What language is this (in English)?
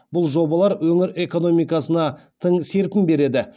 Kazakh